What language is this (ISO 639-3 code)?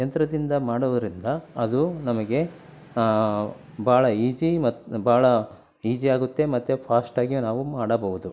kan